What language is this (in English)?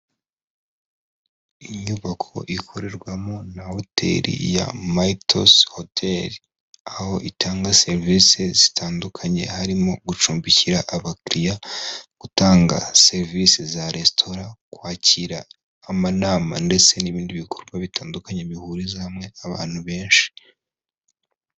Kinyarwanda